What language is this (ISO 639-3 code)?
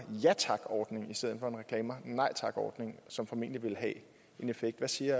dan